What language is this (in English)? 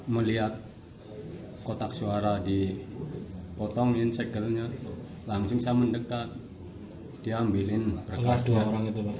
Indonesian